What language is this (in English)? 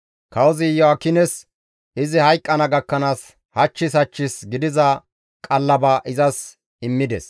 Gamo